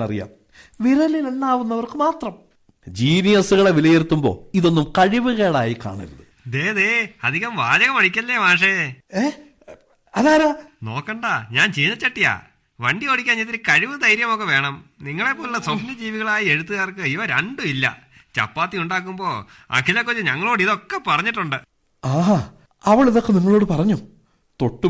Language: Malayalam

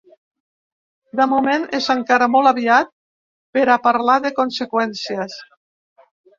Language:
Catalan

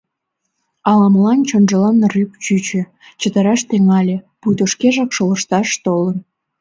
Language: Mari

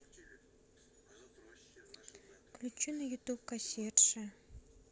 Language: Russian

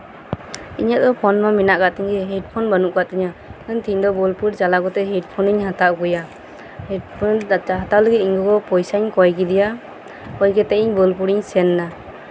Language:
Santali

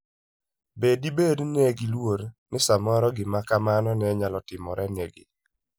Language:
Luo (Kenya and Tanzania)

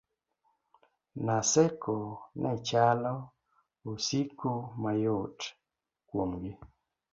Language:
Luo (Kenya and Tanzania)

